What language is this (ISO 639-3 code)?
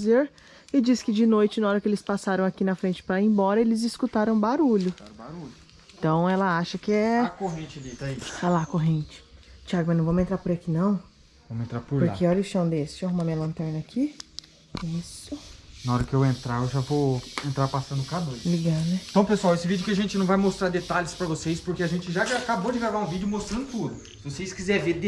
por